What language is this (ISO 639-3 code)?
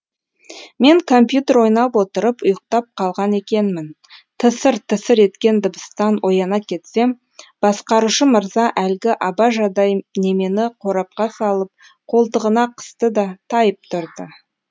kaz